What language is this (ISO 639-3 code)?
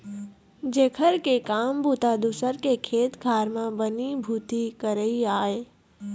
hne